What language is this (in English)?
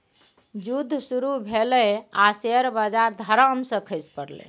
Maithili